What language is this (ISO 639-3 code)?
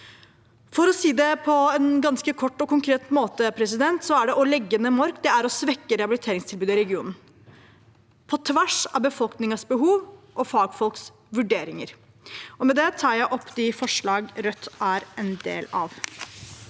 nor